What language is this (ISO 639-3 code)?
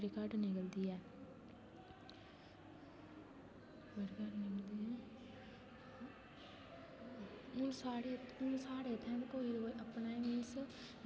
doi